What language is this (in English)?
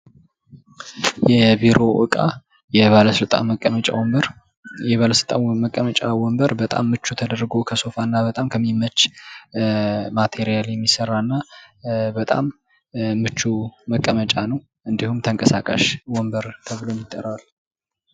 Amharic